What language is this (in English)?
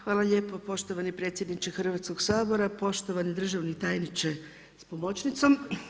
Croatian